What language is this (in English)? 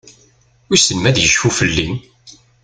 Kabyle